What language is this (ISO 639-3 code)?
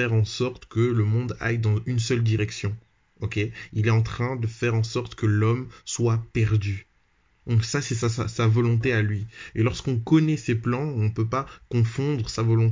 fra